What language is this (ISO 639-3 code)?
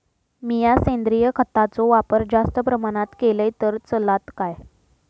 mar